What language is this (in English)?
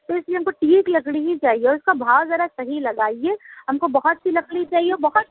Urdu